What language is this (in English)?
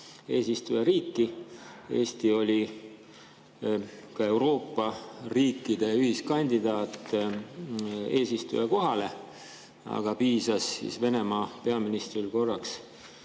Estonian